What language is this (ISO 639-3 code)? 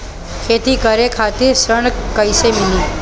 bho